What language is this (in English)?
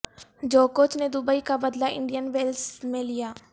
Urdu